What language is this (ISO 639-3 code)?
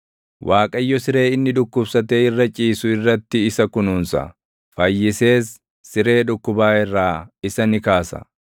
orm